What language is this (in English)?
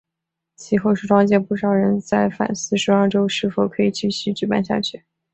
Chinese